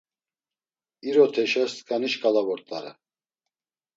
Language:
Laz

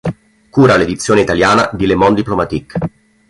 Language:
Italian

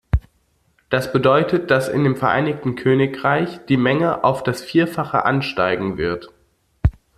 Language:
German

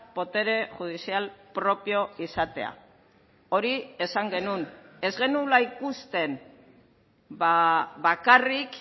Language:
Basque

